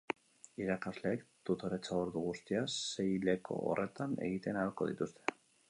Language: Basque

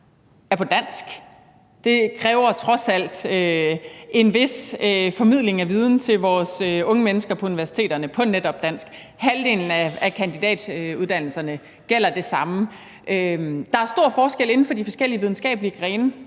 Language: Danish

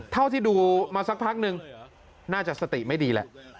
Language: Thai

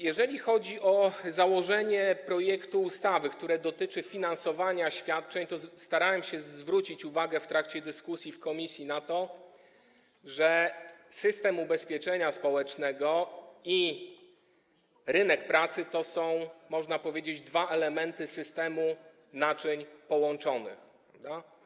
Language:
Polish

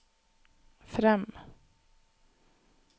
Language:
Norwegian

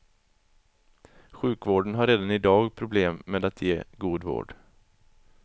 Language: Swedish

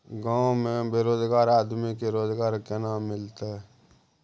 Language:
Maithili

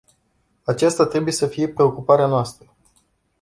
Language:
Romanian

